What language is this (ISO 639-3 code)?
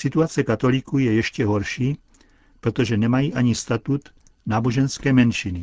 ces